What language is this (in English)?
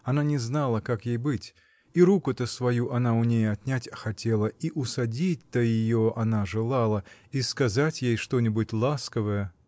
Russian